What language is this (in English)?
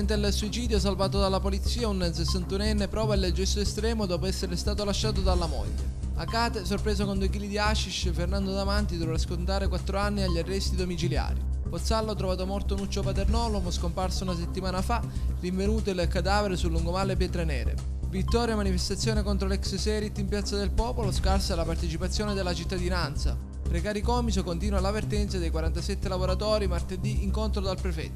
Italian